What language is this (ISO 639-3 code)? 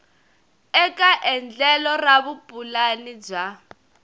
tso